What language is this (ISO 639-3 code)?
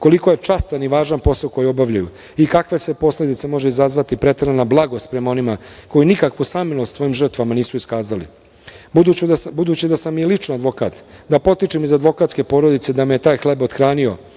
srp